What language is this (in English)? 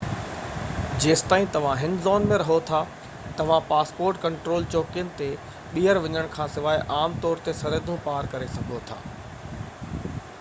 Sindhi